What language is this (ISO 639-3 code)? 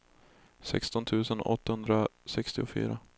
swe